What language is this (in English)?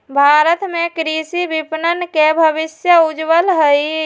Magahi